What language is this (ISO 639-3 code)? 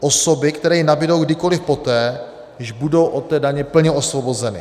ces